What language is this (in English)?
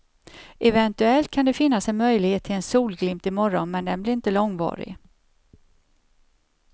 Swedish